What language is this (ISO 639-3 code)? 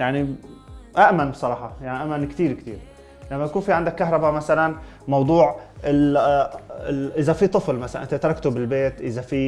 ara